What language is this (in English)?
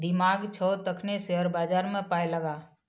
Maithili